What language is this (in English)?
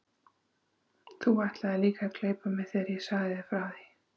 Icelandic